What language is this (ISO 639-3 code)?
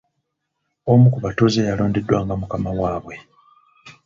lug